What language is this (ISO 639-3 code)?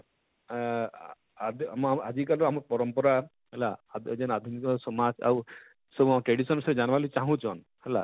ori